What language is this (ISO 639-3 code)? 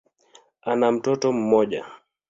swa